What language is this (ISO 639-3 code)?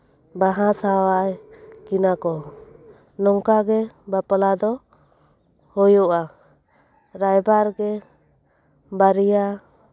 sat